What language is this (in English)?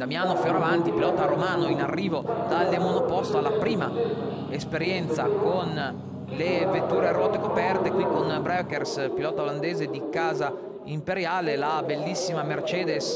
Italian